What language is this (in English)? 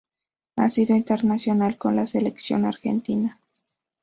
Spanish